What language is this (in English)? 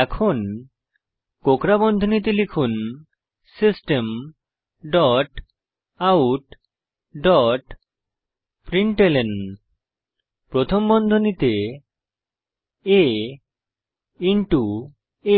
Bangla